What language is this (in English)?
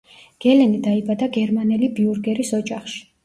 Georgian